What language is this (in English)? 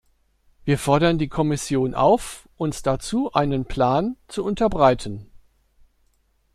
German